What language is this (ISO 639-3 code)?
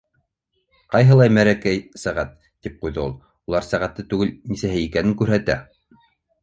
bak